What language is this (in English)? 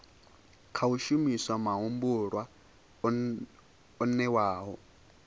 Venda